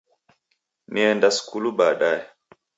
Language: Taita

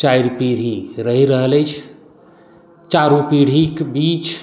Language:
Maithili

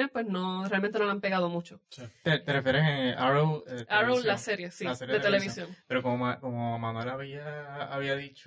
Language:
Spanish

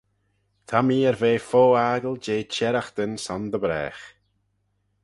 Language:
Manx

